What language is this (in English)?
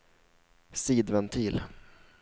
Swedish